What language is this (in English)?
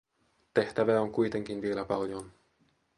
Finnish